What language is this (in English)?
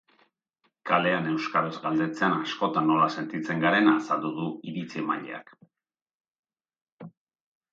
Basque